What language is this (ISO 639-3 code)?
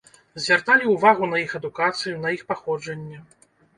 bel